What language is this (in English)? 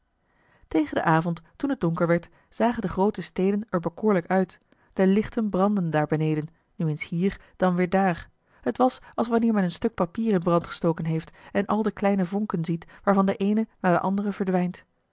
Dutch